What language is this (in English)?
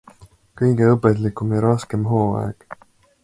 Estonian